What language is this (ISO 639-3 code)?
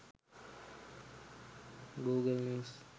sin